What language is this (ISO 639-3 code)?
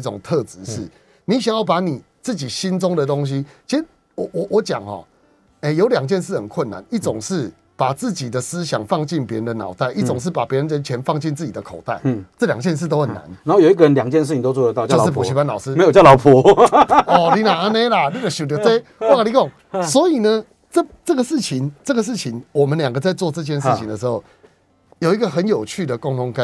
zho